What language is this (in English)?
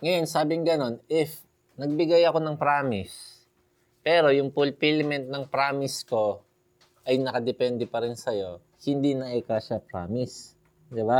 Filipino